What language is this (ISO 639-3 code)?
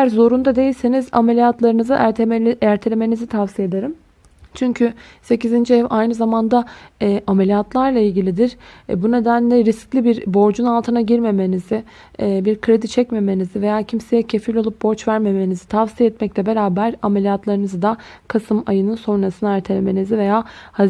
tur